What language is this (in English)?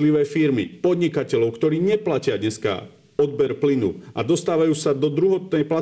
Slovak